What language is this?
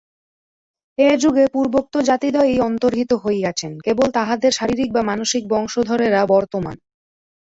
Bangla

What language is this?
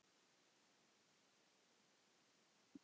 Icelandic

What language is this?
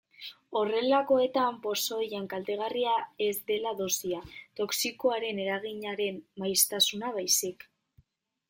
Basque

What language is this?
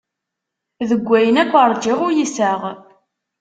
Kabyle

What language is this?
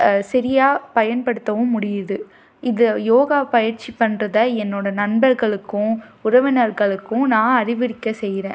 Tamil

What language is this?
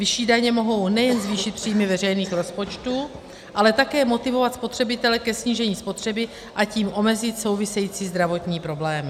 Czech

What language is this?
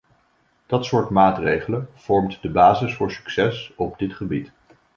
Dutch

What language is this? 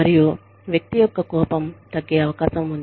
Telugu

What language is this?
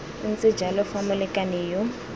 Tswana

